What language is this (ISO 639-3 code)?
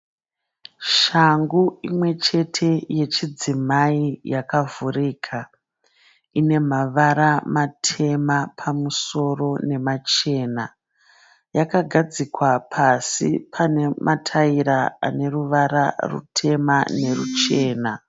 sna